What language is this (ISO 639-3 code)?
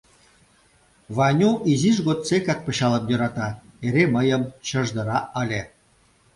chm